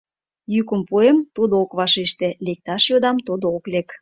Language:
Mari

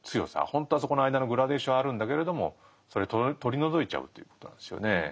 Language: Japanese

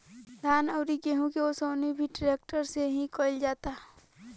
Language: Bhojpuri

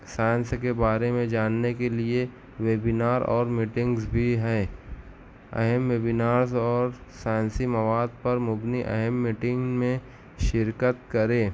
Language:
Urdu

